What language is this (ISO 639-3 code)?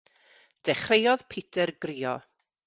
cym